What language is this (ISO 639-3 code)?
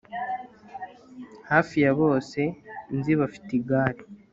kin